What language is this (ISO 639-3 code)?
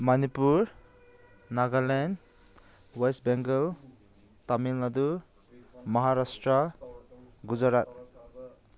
mni